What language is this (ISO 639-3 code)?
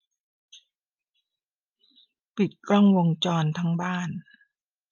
tha